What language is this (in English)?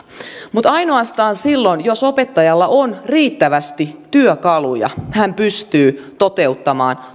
Finnish